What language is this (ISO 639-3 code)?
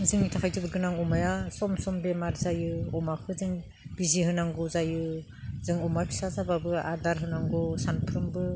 brx